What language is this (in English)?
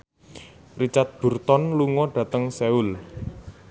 Javanese